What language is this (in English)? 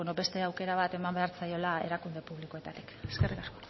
Basque